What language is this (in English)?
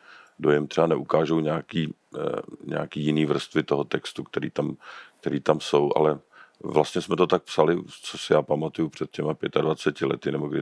Czech